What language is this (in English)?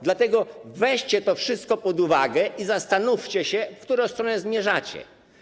Polish